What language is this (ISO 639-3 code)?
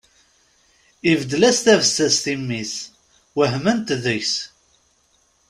kab